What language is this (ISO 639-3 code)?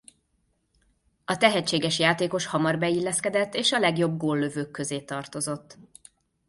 hun